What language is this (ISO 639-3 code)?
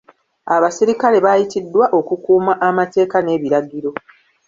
lug